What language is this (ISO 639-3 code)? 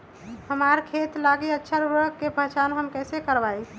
mag